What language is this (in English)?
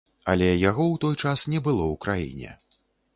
Belarusian